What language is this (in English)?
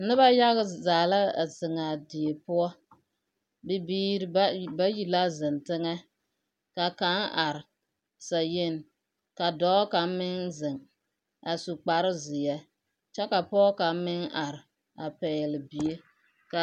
Southern Dagaare